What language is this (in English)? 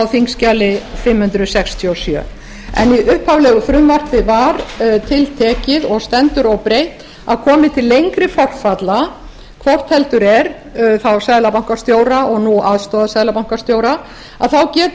Icelandic